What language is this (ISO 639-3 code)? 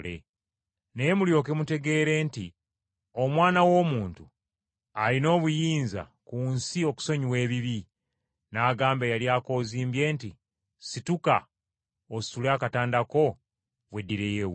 lug